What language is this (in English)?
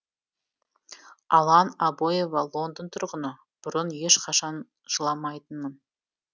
Kazakh